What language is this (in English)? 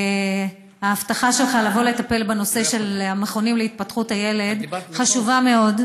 Hebrew